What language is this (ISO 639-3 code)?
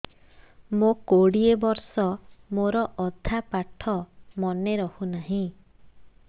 ori